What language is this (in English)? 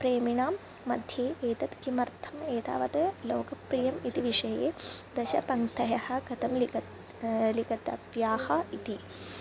Sanskrit